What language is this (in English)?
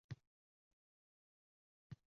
Uzbek